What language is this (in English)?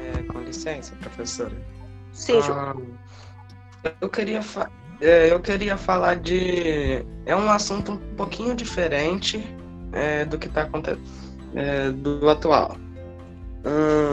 Portuguese